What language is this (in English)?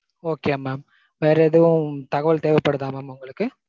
Tamil